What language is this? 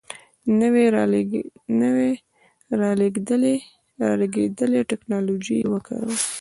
Pashto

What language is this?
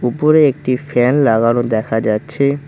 Bangla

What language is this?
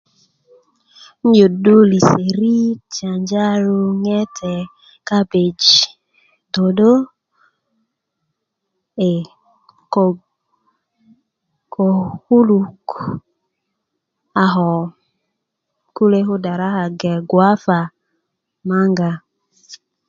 Kuku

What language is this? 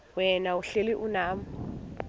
Xhosa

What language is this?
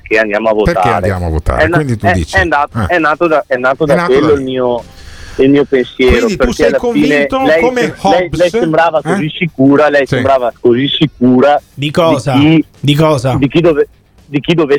Italian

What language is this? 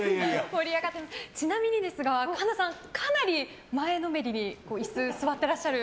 Japanese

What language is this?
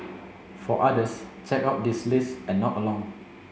English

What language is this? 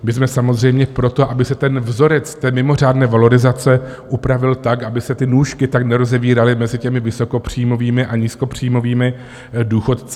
Czech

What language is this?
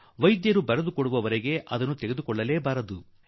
Kannada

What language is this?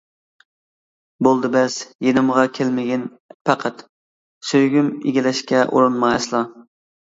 Uyghur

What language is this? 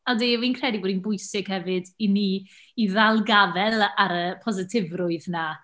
Welsh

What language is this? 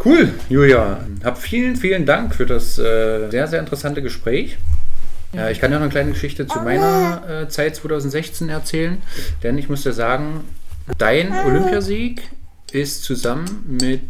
German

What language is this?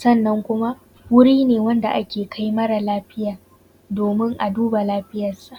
Hausa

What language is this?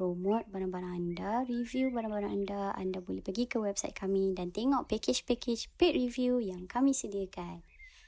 Malay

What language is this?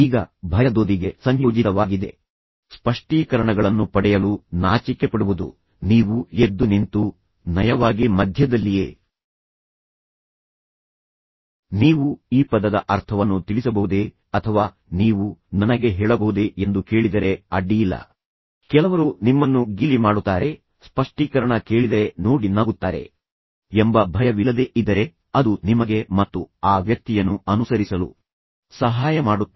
Kannada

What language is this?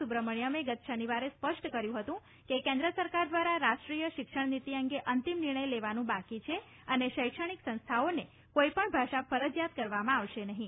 Gujarati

